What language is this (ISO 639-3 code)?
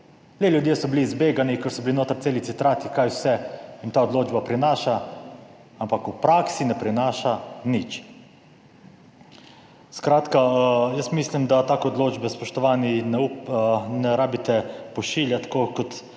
slv